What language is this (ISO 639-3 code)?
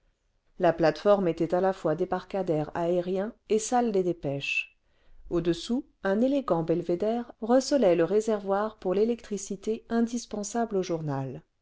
fra